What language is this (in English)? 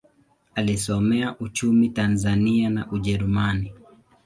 Swahili